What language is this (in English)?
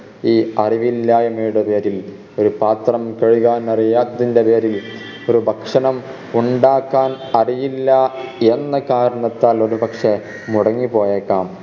Malayalam